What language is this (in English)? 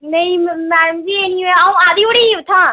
Dogri